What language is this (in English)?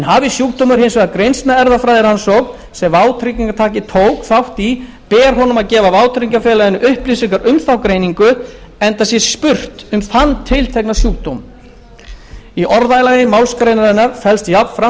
Icelandic